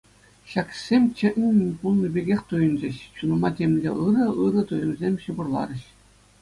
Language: Chuvash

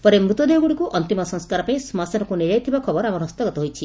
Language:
Odia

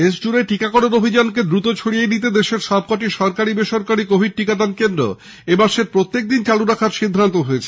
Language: Bangla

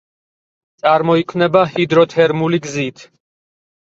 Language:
Georgian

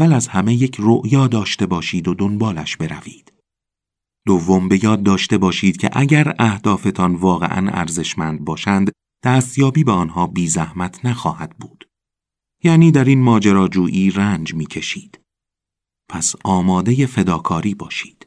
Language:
Persian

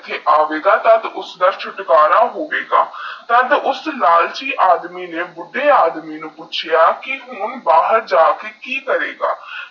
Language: Punjabi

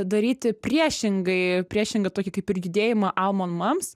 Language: Lithuanian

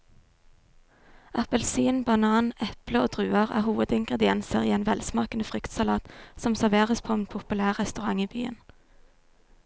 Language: Norwegian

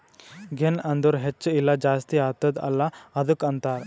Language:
Kannada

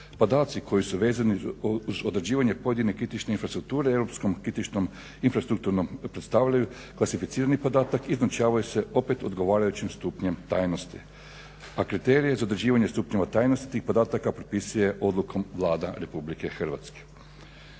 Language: Croatian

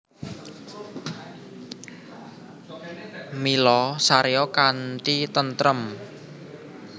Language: Javanese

